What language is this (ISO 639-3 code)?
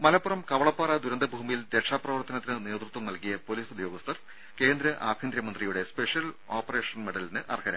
mal